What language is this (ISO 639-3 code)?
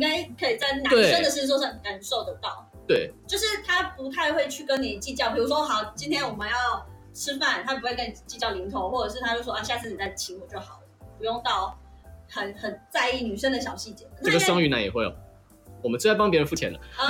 zho